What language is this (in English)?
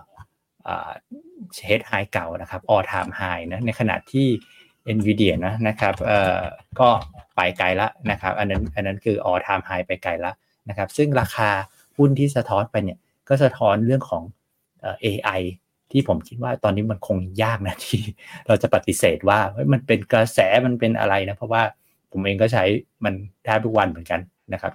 Thai